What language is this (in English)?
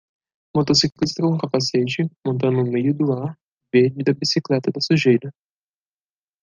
Portuguese